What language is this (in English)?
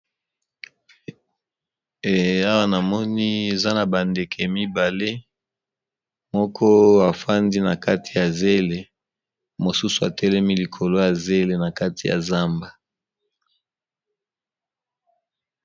Lingala